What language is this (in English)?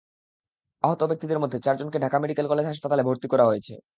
Bangla